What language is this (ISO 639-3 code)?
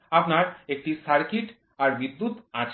ben